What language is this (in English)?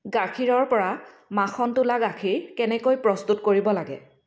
Assamese